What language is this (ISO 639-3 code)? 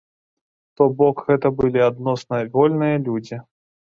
bel